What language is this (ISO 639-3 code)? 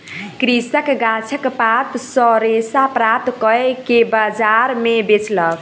mai